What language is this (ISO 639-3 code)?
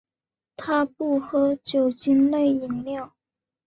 zho